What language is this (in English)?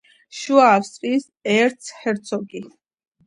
Georgian